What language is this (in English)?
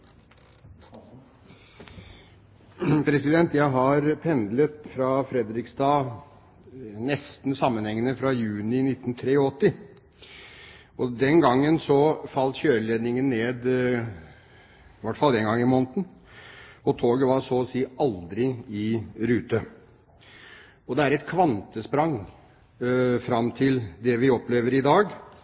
Norwegian